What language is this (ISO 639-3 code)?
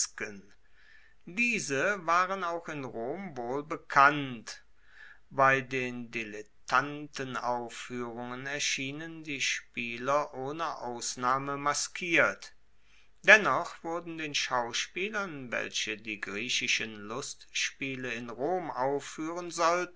deu